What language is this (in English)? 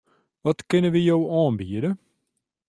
Western Frisian